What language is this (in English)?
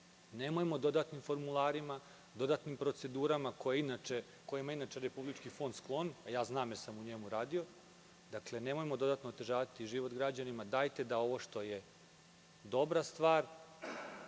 Serbian